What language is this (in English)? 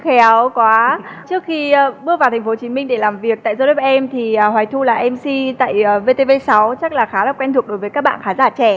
Vietnamese